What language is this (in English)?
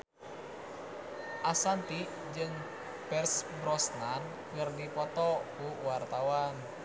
Sundanese